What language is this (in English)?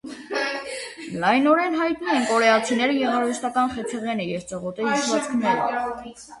Armenian